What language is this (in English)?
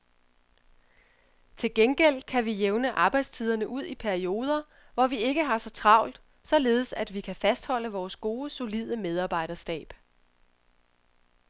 Danish